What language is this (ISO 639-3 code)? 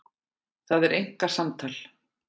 isl